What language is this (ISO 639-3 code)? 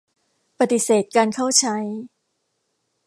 tha